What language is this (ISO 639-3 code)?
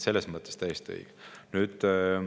est